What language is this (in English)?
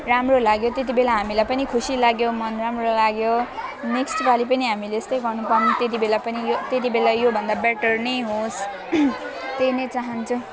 Nepali